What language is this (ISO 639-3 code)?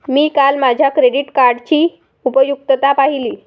mar